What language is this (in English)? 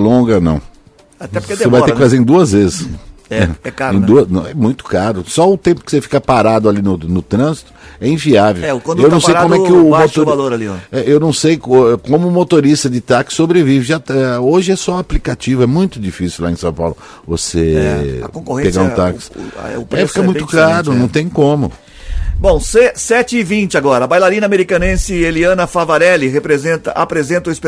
Portuguese